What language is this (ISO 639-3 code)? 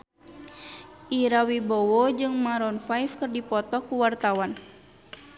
sun